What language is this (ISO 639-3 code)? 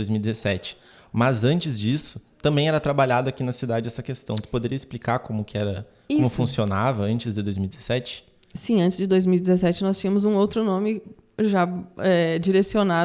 por